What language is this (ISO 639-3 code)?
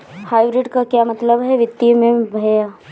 hin